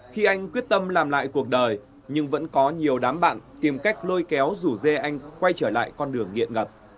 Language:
Vietnamese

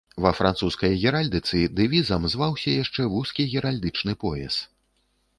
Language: Belarusian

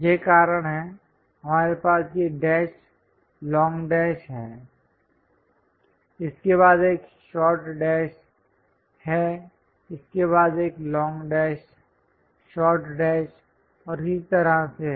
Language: Hindi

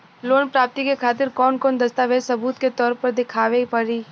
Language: Bhojpuri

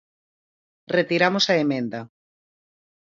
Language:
Galician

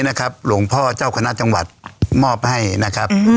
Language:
Thai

